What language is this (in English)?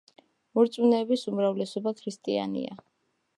Georgian